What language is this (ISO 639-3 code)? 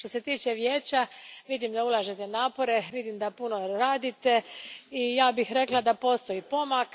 hrv